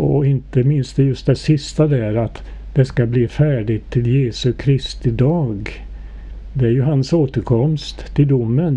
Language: Swedish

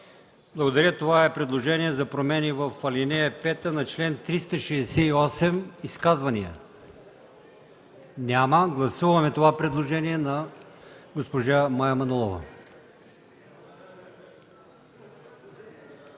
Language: Bulgarian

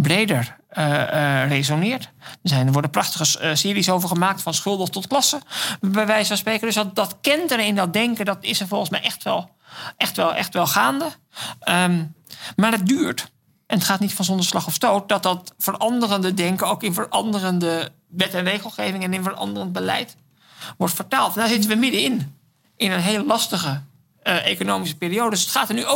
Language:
Dutch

